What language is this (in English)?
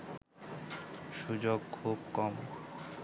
Bangla